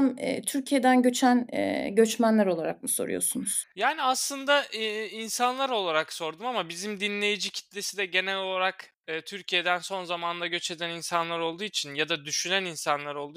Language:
Turkish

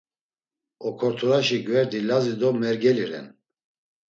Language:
Laz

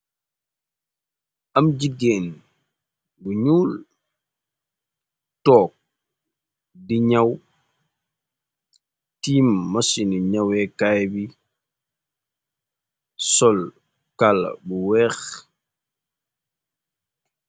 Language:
Wolof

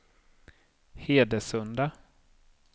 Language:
Swedish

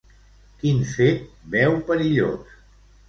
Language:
Catalan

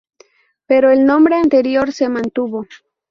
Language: Spanish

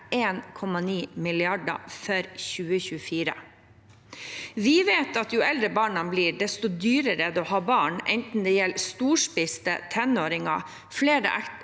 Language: Norwegian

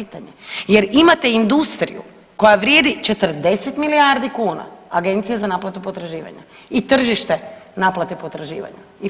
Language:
Croatian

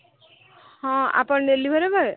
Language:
Odia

